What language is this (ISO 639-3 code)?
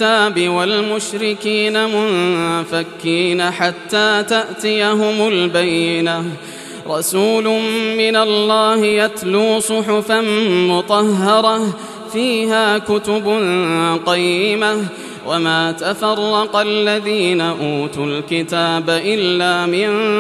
ara